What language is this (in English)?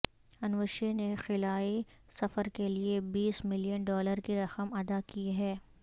Urdu